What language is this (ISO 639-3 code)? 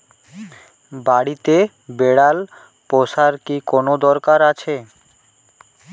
ben